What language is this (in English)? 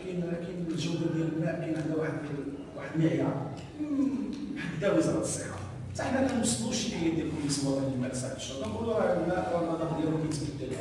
Arabic